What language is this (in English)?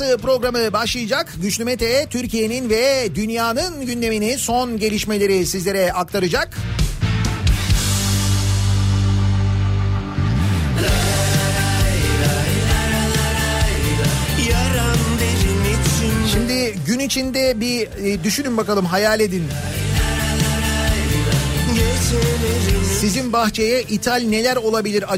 Turkish